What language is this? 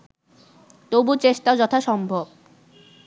Bangla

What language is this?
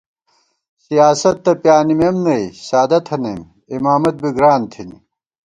Gawar-Bati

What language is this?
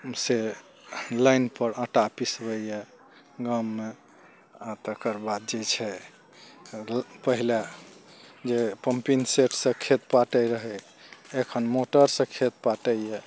Maithili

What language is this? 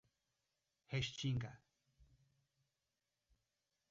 Portuguese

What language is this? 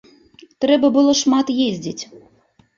Belarusian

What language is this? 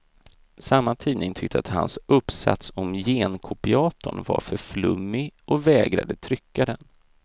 Swedish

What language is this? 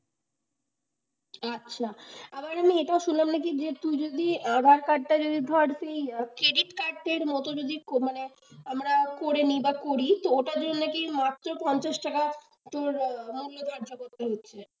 Bangla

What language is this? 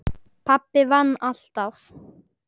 Icelandic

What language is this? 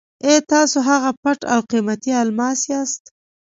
Pashto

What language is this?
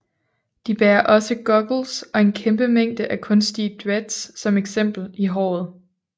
Danish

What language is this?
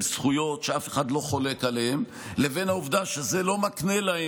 Hebrew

